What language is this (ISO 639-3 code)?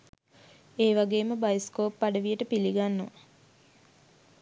sin